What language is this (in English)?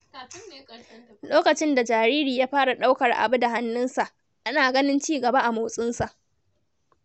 Hausa